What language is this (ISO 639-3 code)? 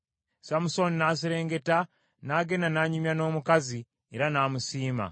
lug